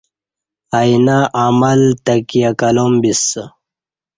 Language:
Kati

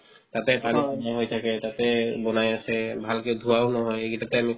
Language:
Assamese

